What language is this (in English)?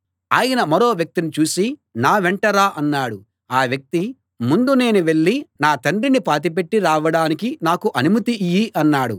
Telugu